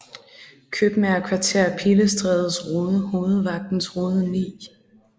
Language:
Danish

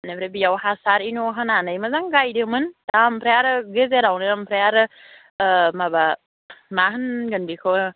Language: Bodo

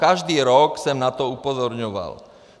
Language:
Czech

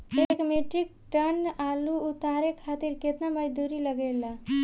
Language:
Bhojpuri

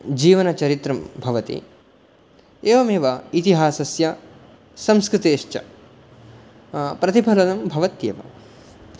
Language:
Sanskrit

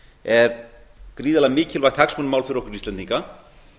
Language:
Icelandic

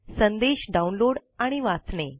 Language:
Marathi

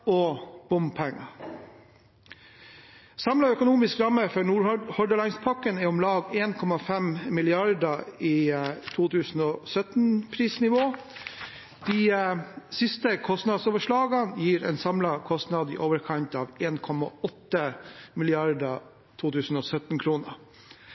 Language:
Norwegian Bokmål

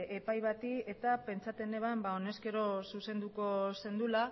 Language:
Basque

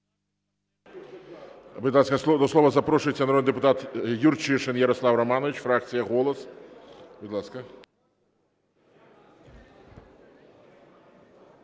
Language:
Ukrainian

